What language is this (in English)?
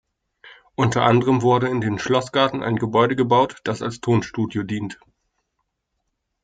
German